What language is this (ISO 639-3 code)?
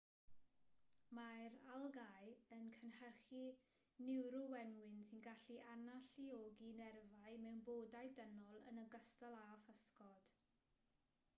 cym